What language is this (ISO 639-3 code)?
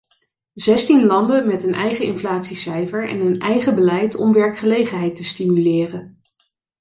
nld